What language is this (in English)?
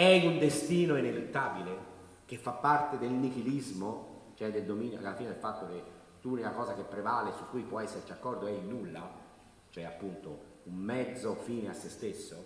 Italian